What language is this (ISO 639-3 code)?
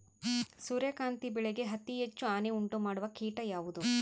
kan